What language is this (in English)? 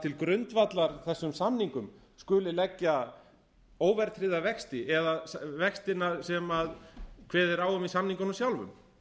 Icelandic